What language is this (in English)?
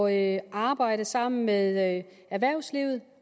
Danish